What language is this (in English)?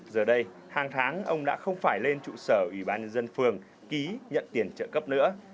Vietnamese